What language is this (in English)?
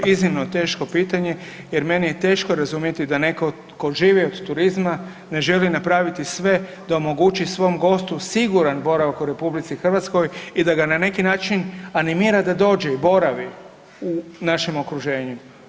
Croatian